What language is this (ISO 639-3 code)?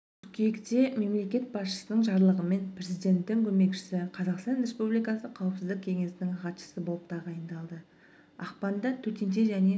kaz